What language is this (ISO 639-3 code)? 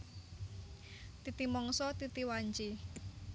jav